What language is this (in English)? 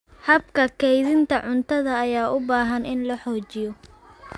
Somali